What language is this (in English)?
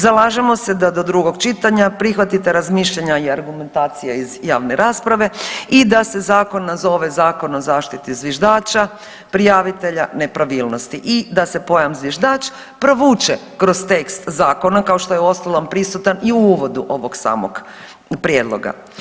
Croatian